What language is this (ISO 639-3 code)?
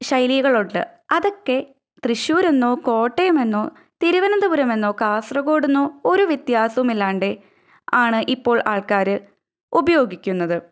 mal